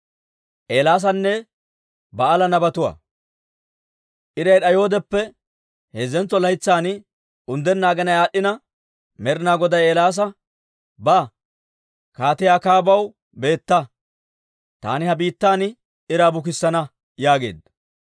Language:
Dawro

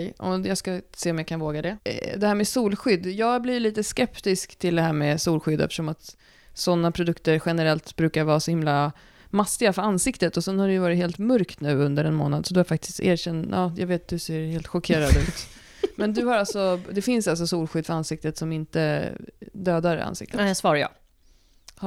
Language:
Swedish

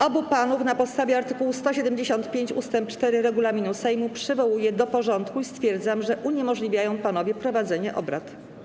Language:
Polish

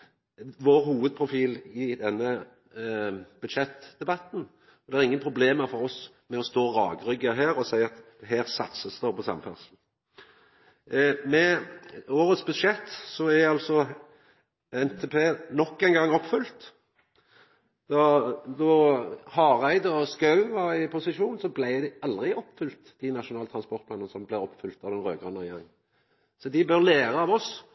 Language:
Norwegian Nynorsk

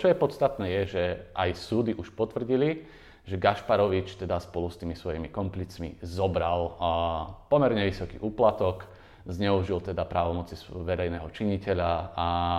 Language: Slovak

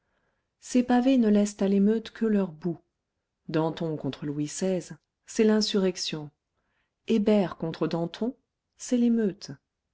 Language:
French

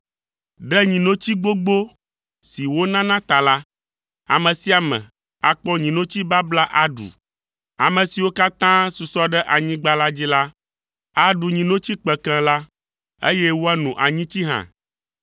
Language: Ewe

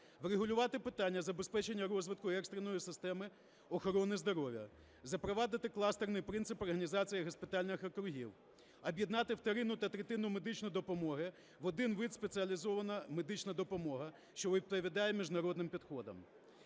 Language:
Ukrainian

